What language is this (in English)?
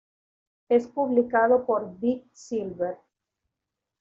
Spanish